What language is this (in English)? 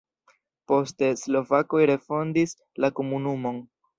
Esperanto